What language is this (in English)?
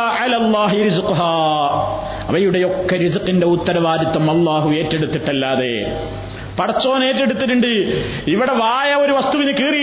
Malayalam